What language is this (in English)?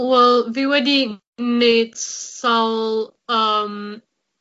Welsh